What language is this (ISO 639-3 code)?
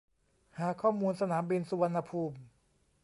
tha